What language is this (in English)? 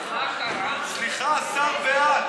Hebrew